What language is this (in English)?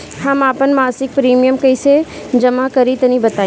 Bhojpuri